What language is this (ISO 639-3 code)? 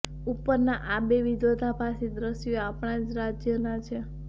guj